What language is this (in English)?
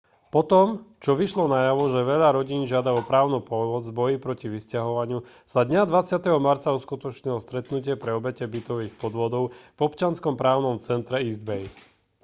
Slovak